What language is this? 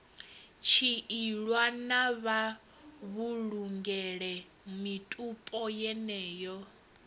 Venda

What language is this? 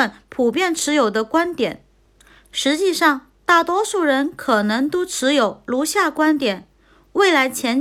Chinese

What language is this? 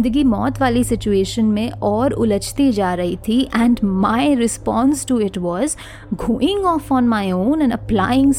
Hindi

